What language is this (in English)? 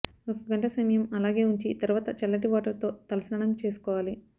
Telugu